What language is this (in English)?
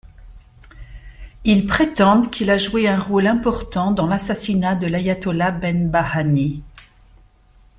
French